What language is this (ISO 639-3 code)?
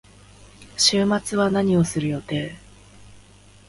jpn